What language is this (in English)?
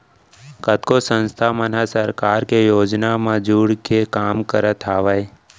Chhattisgarhi